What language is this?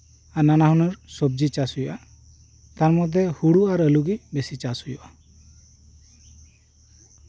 Santali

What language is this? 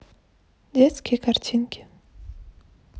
Russian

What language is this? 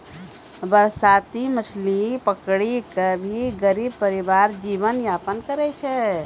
Maithili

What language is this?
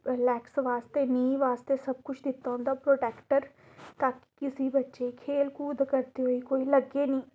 Dogri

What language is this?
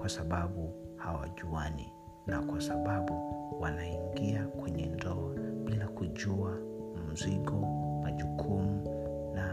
Swahili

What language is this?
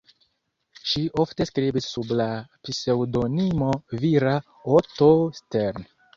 Esperanto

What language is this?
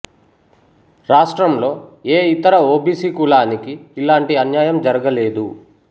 Telugu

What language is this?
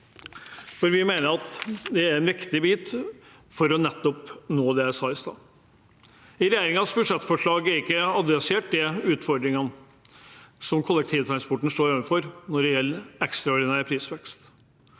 Norwegian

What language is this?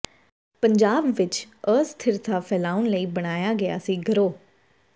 Punjabi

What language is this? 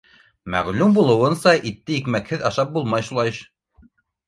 Bashkir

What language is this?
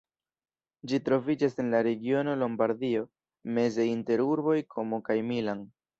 Esperanto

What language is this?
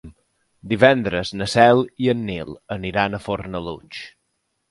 Catalan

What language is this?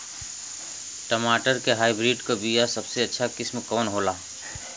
Bhojpuri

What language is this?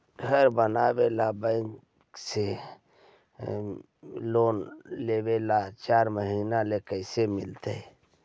Magahi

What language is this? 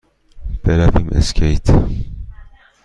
Persian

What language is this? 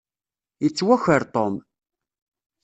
Kabyle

